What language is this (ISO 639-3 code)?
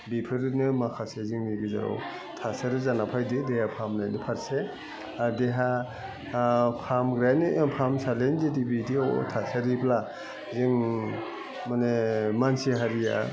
brx